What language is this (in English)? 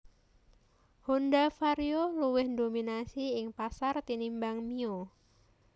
Javanese